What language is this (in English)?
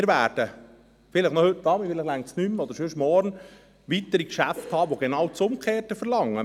Swiss German